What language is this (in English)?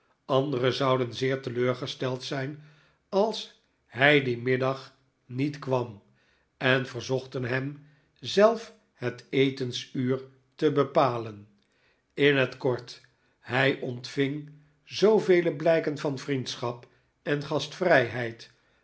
Dutch